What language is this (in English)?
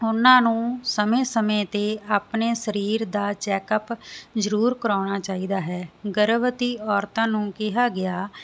Punjabi